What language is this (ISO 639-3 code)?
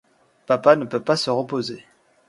fra